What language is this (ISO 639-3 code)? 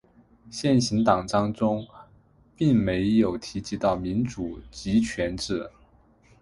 zho